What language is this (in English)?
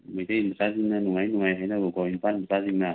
Manipuri